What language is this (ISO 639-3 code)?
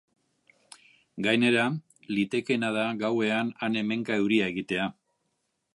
eus